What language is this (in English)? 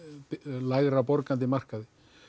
Icelandic